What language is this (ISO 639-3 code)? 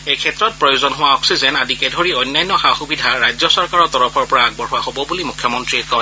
asm